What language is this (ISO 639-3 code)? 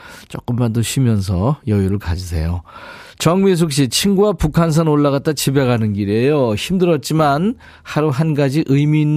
kor